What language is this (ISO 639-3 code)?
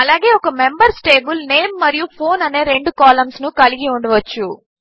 tel